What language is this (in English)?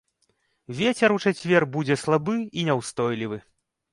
Belarusian